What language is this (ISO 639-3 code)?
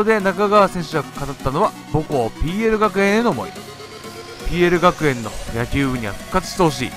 jpn